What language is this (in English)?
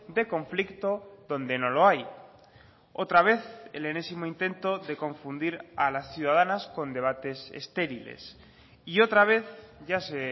Spanish